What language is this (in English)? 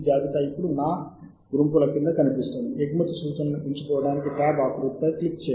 Telugu